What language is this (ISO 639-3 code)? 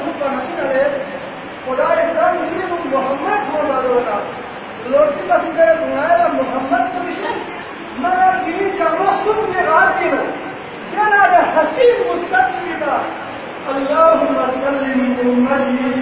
tur